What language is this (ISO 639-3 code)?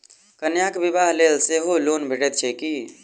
mai